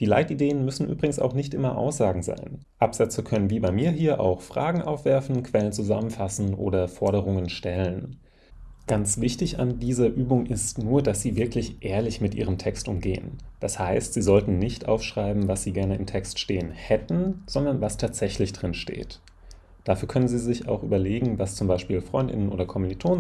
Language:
German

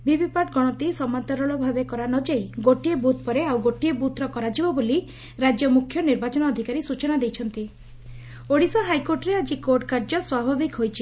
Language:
Odia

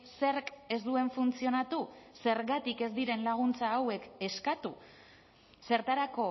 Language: Basque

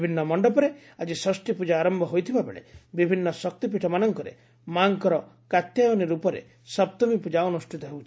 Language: Odia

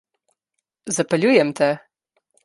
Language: Slovenian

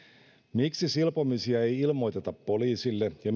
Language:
Finnish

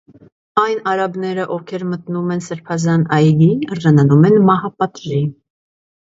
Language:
Armenian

